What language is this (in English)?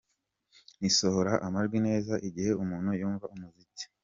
Kinyarwanda